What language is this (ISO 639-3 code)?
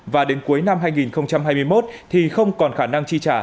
vie